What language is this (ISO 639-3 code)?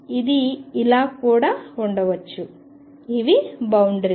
tel